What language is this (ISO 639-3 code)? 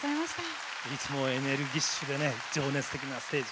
jpn